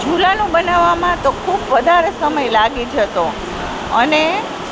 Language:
Gujarati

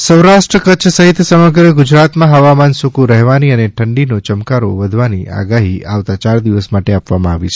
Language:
Gujarati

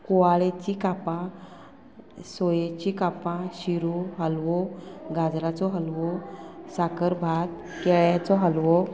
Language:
Konkani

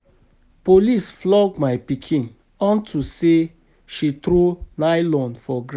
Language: Nigerian Pidgin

